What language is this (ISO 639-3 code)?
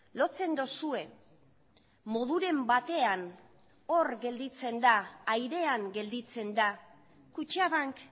eus